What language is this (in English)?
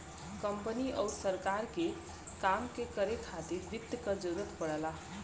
Bhojpuri